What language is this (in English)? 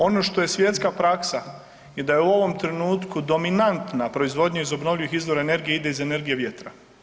Croatian